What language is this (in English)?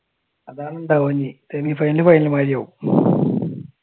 Malayalam